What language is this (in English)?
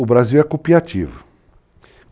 Portuguese